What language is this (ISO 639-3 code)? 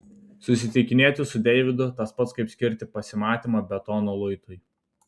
lit